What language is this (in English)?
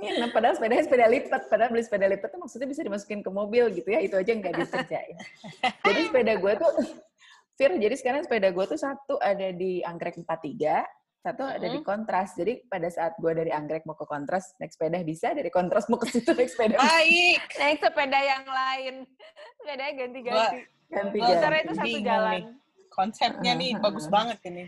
Indonesian